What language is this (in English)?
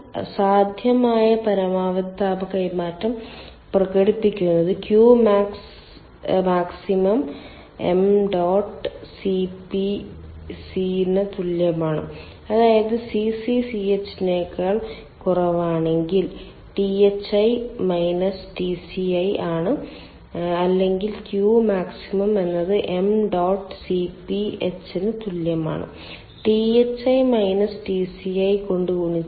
Malayalam